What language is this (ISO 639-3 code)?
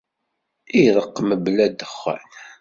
kab